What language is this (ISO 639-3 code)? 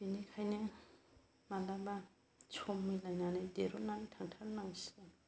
brx